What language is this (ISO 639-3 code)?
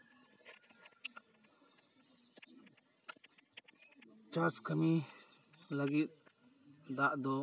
sat